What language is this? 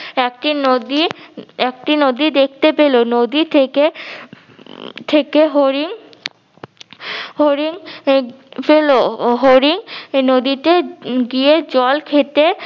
Bangla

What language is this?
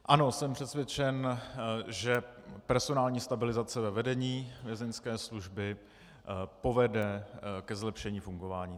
Czech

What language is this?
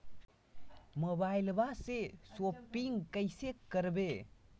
Magahi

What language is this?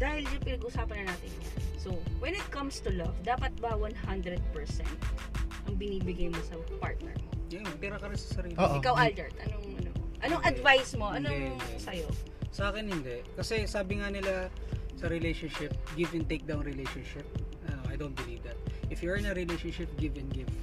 Filipino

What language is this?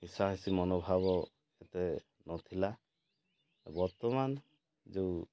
Odia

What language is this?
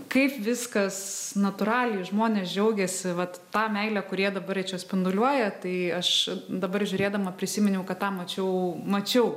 Lithuanian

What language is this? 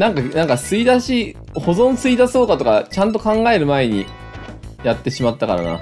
Japanese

